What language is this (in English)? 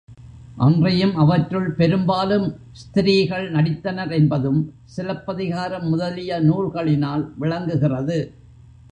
Tamil